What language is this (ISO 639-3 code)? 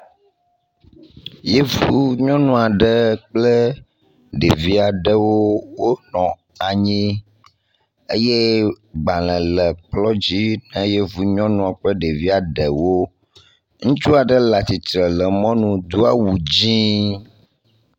ewe